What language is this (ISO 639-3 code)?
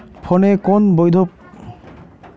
ben